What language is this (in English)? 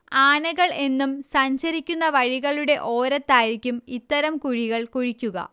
Malayalam